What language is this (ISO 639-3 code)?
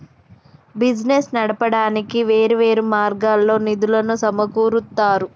tel